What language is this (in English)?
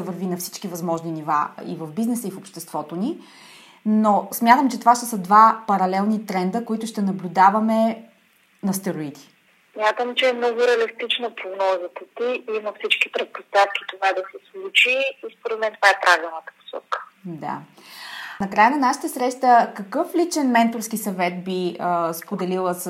Bulgarian